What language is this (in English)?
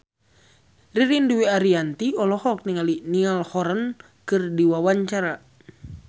Sundanese